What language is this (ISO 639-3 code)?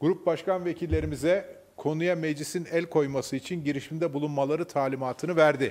tur